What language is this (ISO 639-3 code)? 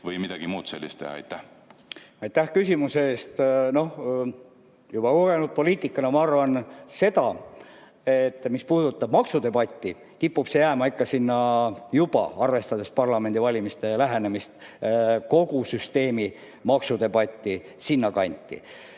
est